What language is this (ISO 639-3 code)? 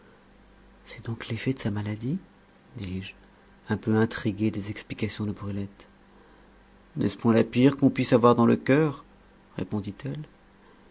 fra